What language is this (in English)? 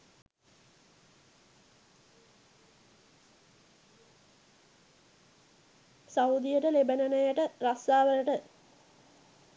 Sinhala